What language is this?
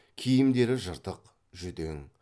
Kazakh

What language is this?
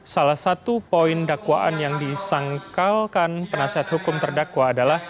Indonesian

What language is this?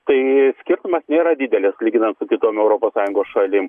Lithuanian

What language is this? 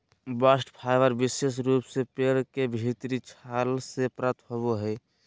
Magahi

